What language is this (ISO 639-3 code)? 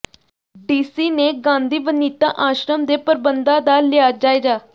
pan